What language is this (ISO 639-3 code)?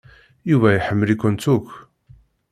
kab